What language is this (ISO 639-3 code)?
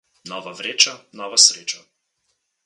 slv